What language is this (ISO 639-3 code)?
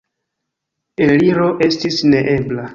epo